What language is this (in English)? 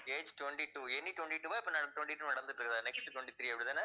Tamil